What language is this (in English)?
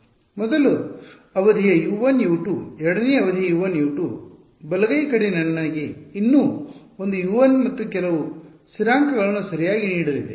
Kannada